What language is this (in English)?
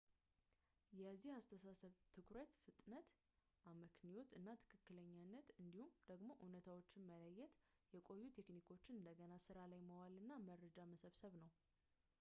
Amharic